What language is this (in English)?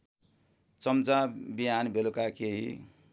Nepali